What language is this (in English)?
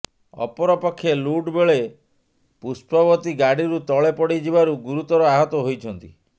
Odia